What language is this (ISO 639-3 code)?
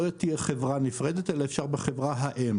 heb